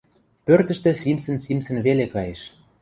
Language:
Western Mari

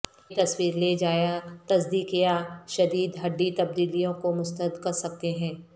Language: Urdu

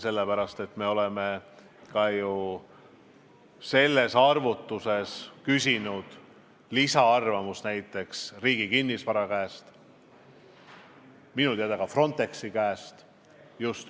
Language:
Estonian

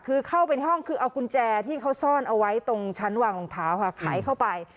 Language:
Thai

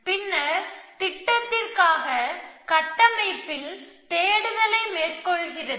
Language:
Tamil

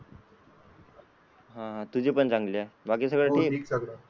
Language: Marathi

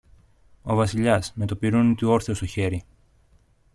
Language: Greek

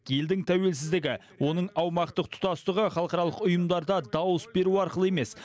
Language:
Kazakh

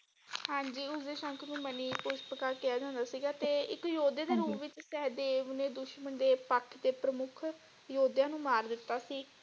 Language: Punjabi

